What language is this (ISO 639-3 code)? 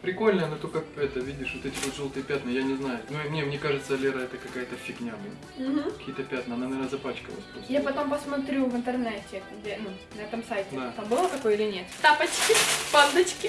rus